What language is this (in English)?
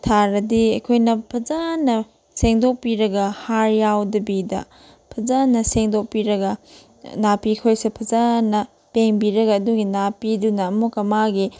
Manipuri